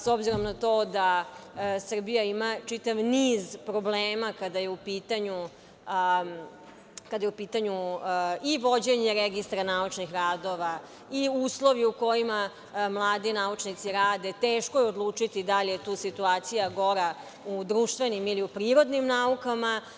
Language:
Serbian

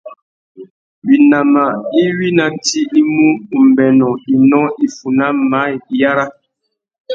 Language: Tuki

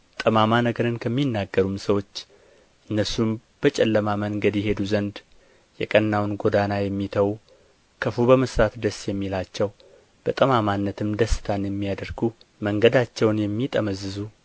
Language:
Amharic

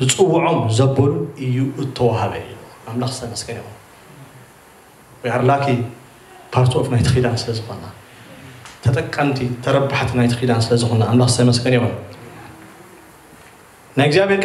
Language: Arabic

